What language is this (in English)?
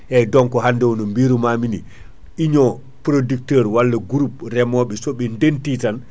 Fula